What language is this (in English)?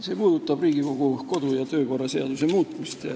Estonian